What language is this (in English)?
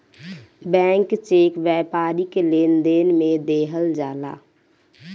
Bhojpuri